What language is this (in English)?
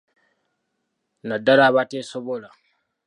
Ganda